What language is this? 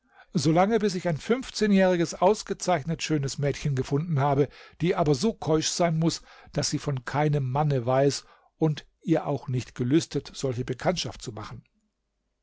German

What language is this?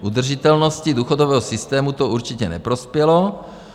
Czech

